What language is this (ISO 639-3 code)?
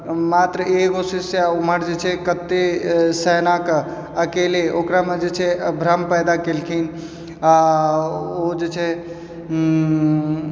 mai